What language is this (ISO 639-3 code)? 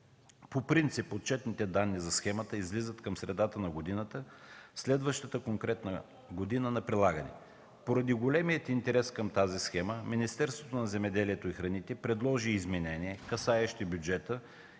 bul